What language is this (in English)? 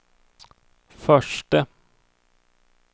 Swedish